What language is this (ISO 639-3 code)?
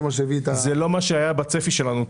heb